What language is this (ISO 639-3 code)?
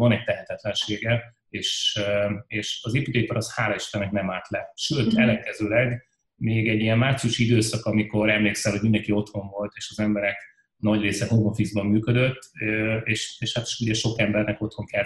hun